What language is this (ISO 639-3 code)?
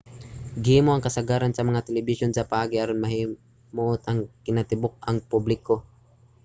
ceb